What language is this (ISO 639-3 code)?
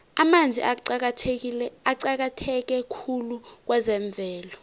nbl